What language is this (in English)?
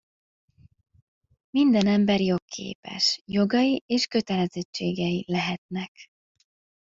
Hungarian